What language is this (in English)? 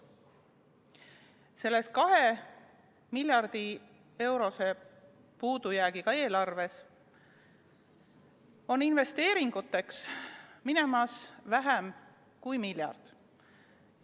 Estonian